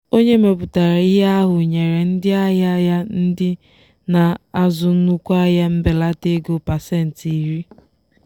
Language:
Igbo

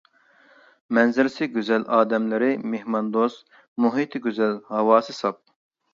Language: Uyghur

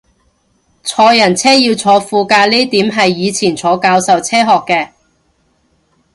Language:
Cantonese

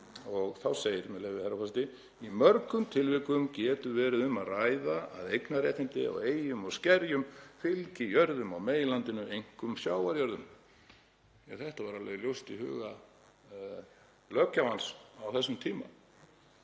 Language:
Icelandic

